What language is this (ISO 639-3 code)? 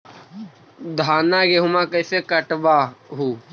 mag